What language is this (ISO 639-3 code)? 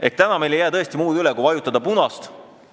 est